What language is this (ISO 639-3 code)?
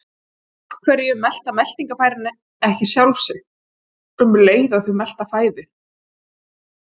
isl